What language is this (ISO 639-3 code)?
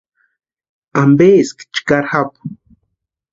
pua